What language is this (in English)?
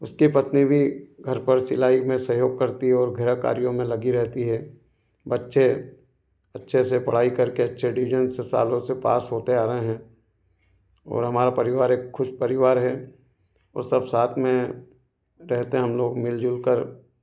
Hindi